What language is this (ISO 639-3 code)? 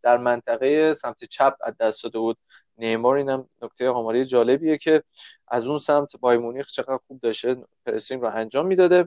fas